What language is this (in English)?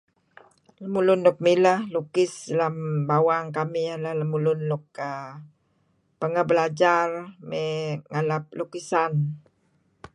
Kelabit